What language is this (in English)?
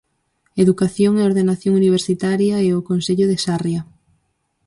Galician